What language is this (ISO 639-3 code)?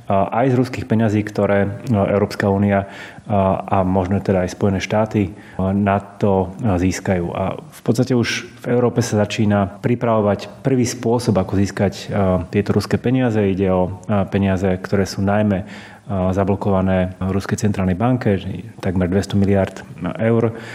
slk